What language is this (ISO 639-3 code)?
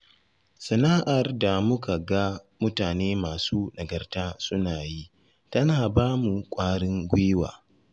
hau